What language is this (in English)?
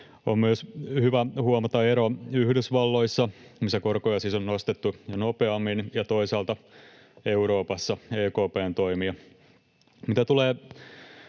Finnish